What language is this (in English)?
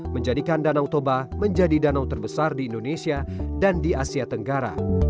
Indonesian